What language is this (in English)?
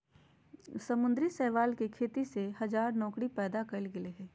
Magahi